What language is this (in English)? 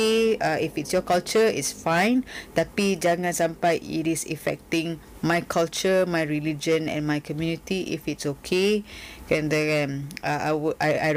Malay